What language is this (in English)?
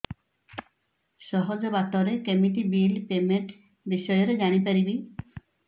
Odia